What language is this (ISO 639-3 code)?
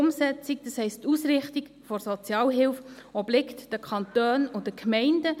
gsw